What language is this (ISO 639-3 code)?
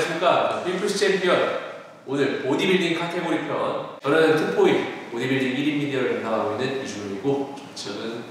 kor